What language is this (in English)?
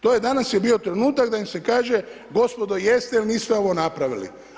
Croatian